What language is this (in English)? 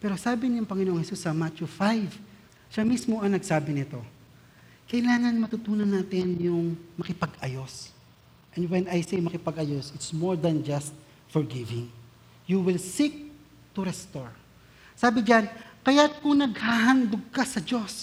Filipino